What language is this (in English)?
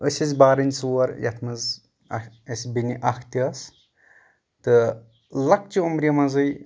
Kashmiri